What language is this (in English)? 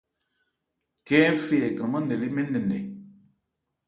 Ebrié